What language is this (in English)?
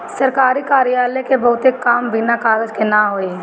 Bhojpuri